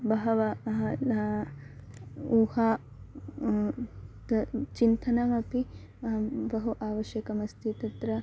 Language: Sanskrit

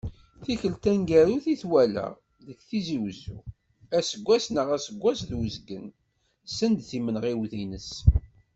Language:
Kabyle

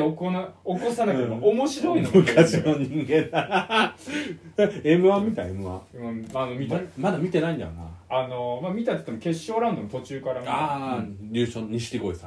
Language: Japanese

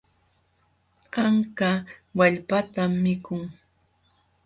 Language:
Jauja Wanca Quechua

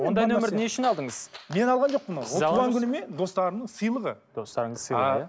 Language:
Kazakh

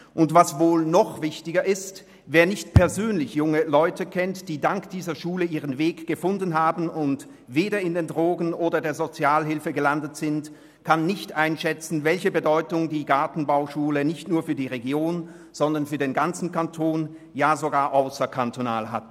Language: Swiss German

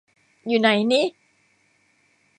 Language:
Thai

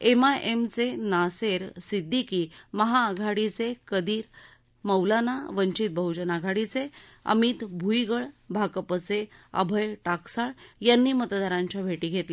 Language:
Marathi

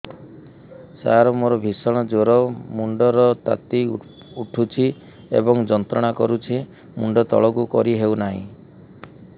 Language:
Odia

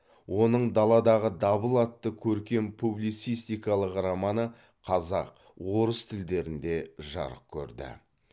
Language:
Kazakh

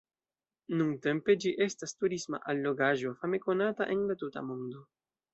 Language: Esperanto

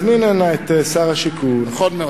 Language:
Hebrew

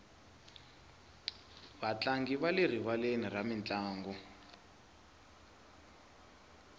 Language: Tsonga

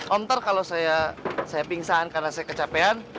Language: Indonesian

